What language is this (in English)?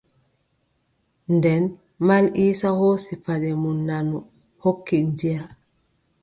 Adamawa Fulfulde